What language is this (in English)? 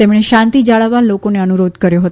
Gujarati